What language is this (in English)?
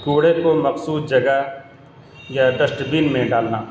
Urdu